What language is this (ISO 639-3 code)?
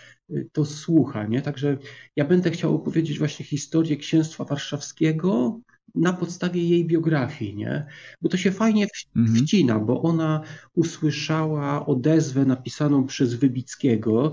pol